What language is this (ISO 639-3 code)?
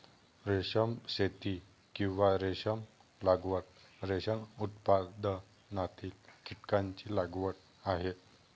mar